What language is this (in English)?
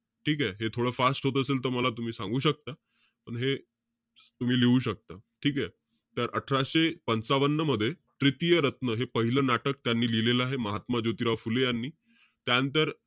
Marathi